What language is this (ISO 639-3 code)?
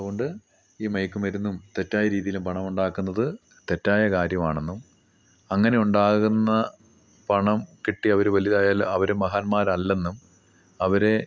mal